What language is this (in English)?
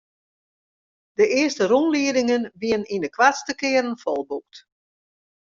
Western Frisian